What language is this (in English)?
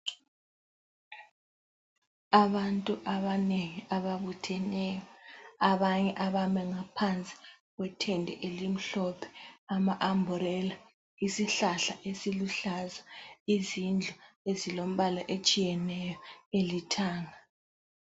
North Ndebele